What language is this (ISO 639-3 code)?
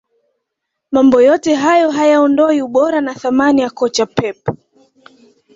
swa